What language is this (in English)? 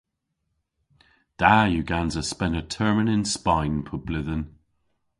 Cornish